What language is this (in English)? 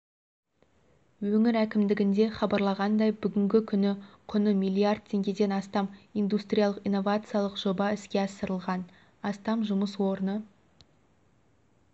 Kazakh